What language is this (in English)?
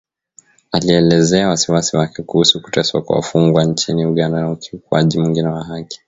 Swahili